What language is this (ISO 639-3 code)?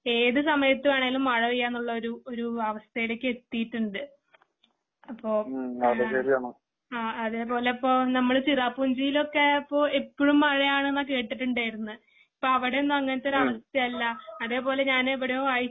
mal